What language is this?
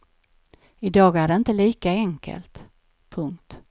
Swedish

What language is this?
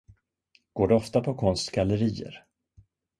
Swedish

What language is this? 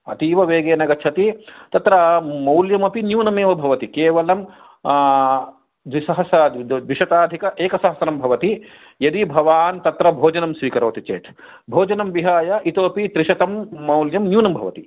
Sanskrit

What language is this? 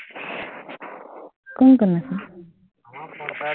Assamese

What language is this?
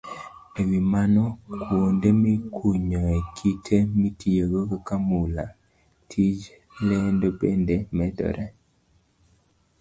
Luo (Kenya and Tanzania)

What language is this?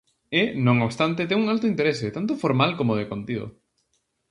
Galician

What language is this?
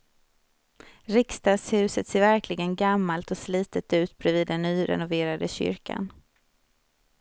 Swedish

